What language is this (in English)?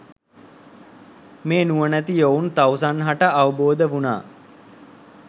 Sinhala